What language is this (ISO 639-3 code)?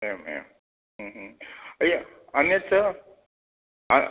san